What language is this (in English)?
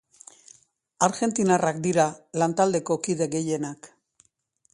Basque